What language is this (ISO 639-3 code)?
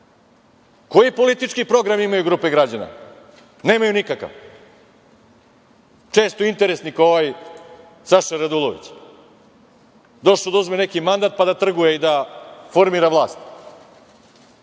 srp